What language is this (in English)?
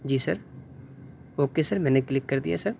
Urdu